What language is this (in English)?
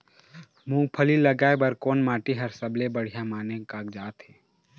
Chhattisgarhi